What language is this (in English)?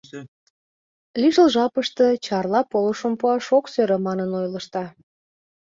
Mari